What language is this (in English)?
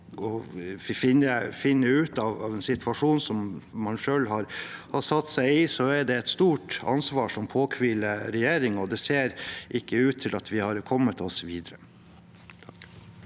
Norwegian